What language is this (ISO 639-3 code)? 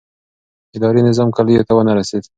pus